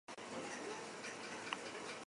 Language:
Basque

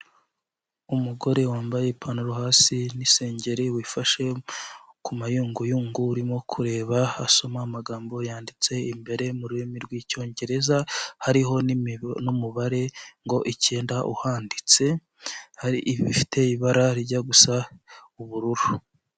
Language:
Kinyarwanda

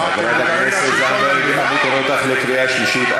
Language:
Hebrew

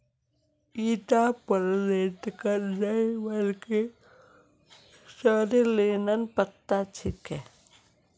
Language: Magahi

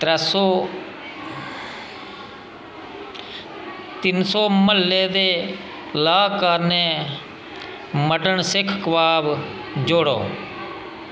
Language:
Dogri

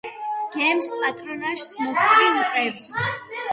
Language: Georgian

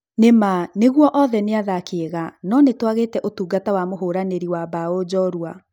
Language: Kikuyu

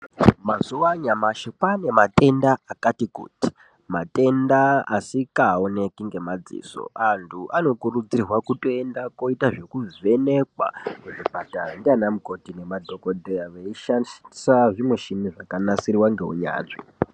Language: Ndau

